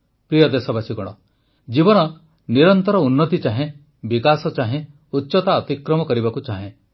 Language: Odia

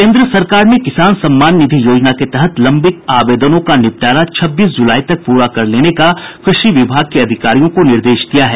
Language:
Hindi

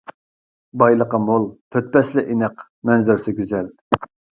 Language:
Uyghur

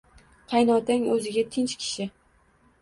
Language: Uzbek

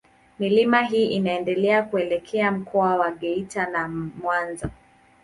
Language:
Swahili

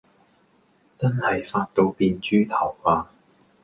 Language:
Cantonese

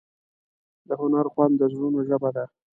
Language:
Pashto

